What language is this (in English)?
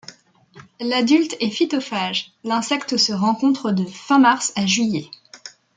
French